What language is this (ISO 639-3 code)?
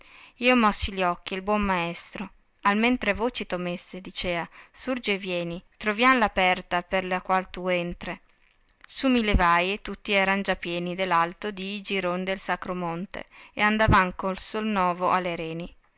ita